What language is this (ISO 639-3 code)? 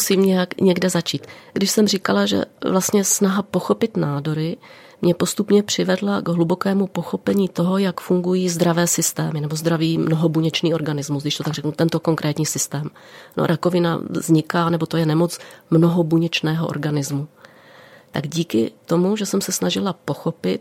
ces